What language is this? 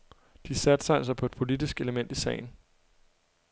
Danish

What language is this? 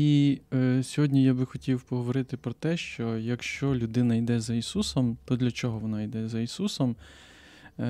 Ukrainian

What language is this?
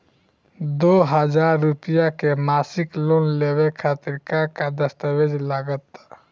Bhojpuri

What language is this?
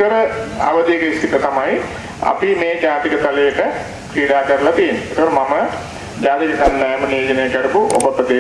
Indonesian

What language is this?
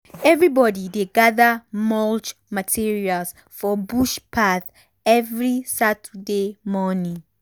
Nigerian Pidgin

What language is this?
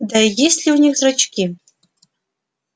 Russian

